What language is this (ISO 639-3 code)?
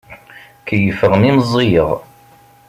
kab